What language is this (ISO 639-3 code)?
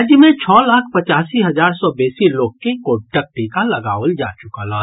mai